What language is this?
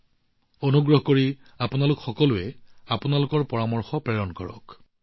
Assamese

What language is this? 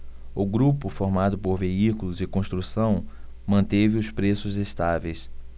Portuguese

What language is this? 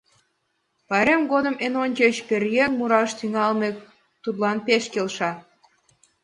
Mari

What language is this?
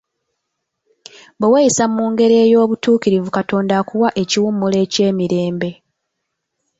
Ganda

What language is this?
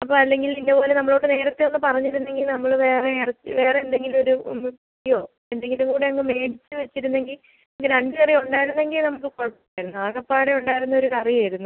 Malayalam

